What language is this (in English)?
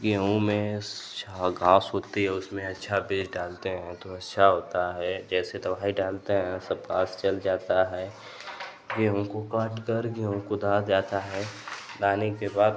Hindi